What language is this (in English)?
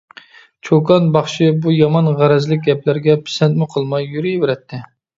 Uyghur